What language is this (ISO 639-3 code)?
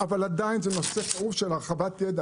heb